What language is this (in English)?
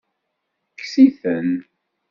Kabyle